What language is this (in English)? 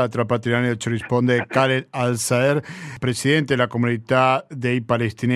Italian